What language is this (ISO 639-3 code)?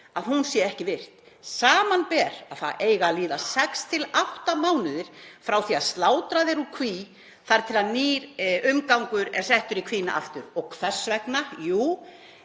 isl